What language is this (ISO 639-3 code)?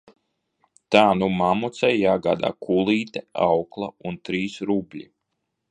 lav